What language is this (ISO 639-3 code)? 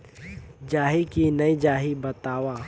hne